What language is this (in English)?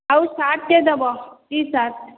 Odia